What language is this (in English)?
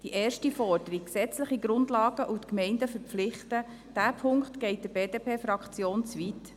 Swiss German